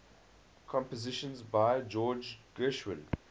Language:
English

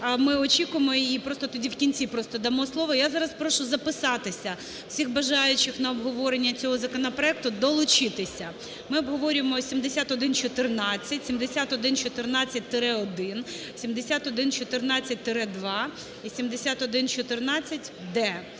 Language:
Ukrainian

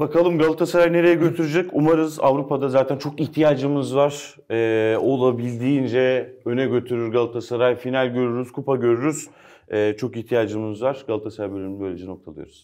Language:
Turkish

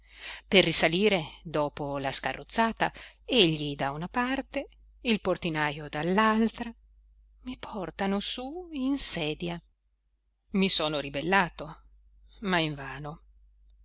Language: Italian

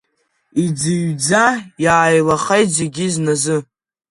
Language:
Abkhazian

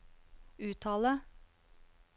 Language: Norwegian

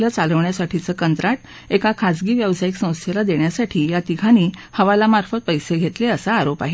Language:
Marathi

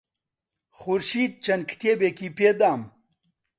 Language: Central Kurdish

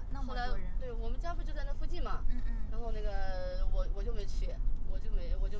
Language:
Chinese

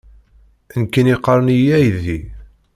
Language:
Kabyle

